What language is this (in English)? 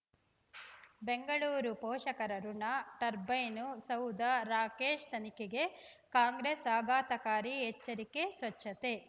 Kannada